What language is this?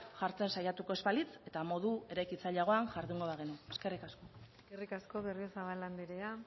Basque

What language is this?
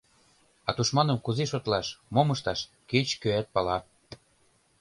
Mari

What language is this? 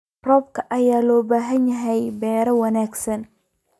Somali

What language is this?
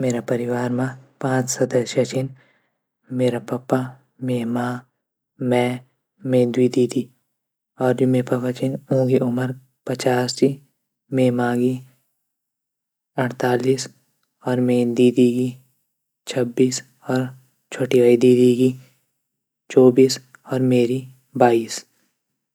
Garhwali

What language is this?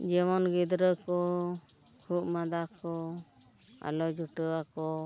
Santali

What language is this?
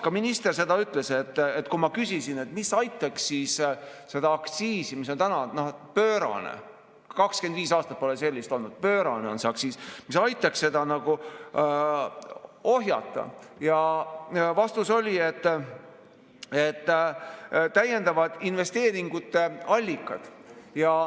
Estonian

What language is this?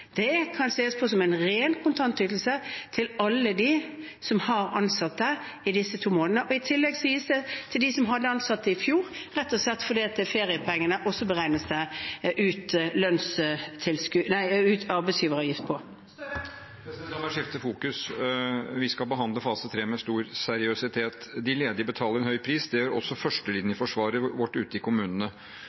Norwegian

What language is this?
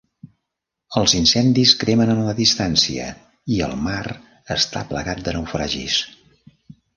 Catalan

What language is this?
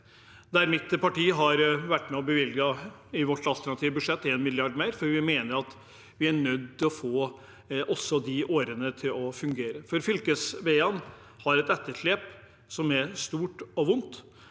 Norwegian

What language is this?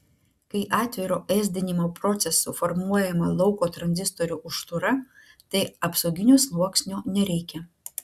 Lithuanian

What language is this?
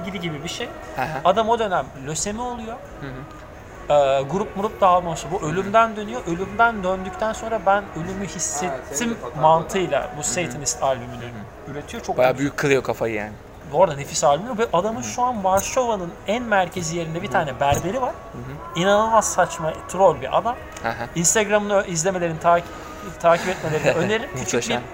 Turkish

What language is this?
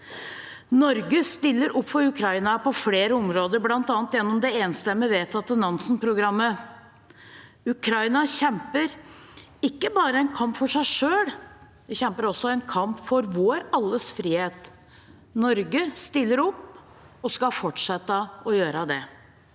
Norwegian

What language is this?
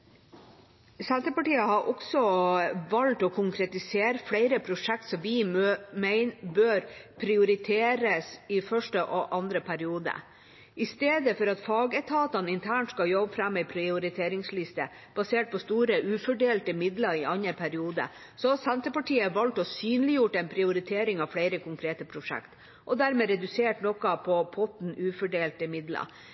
Norwegian Bokmål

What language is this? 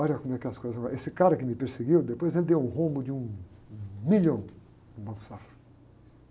Portuguese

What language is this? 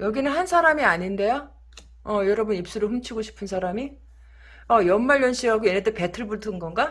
Korean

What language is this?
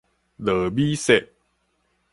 Min Nan Chinese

